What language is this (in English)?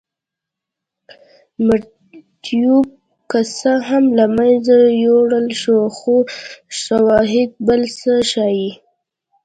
Pashto